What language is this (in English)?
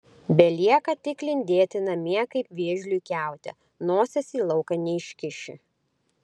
Lithuanian